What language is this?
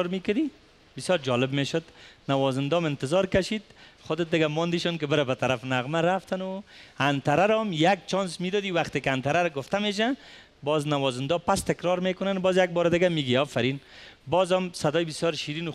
Persian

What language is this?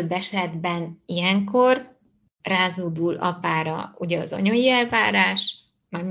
Hungarian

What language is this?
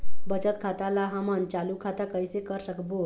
Chhattisgarhi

